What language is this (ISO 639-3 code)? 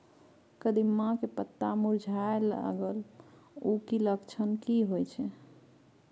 mai